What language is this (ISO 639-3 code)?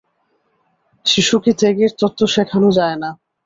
ben